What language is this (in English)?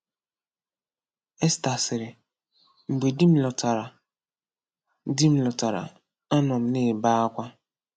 Igbo